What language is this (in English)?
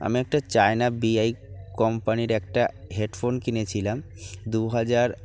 Bangla